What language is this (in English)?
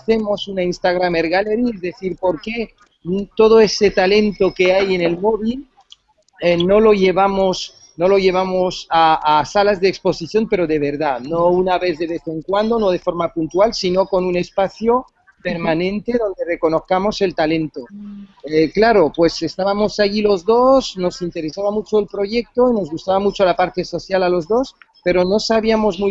Spanish